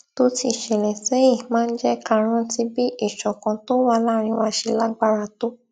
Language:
Yoruba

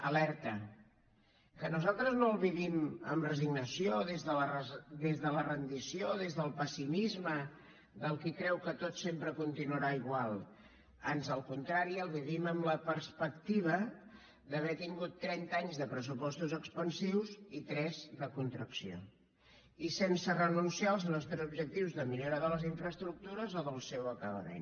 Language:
Catalan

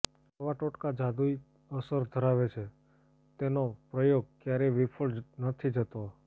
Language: Gujarati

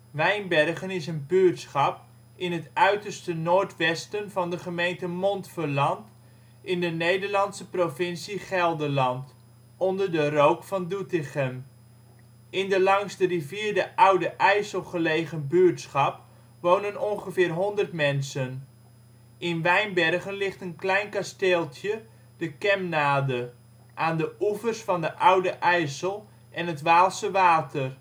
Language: Dutch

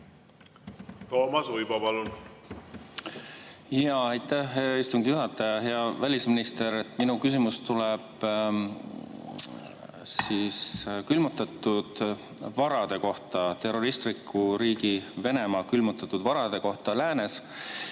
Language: Estonian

